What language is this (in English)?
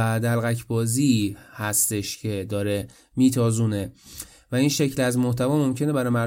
Persian